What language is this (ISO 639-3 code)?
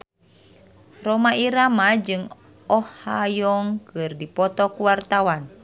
sun